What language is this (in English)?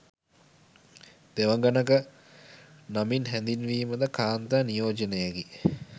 Sinhala